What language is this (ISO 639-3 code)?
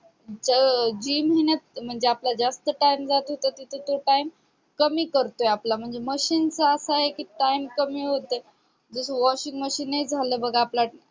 mar